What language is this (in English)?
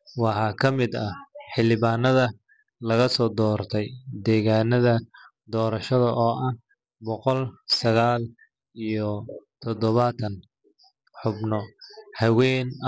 Somali